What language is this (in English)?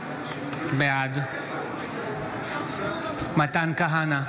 Hebrew